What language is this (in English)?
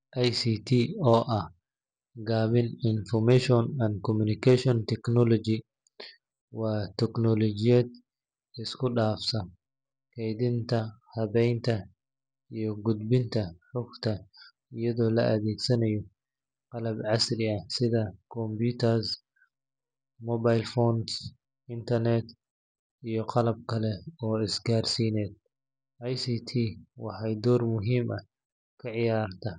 Somali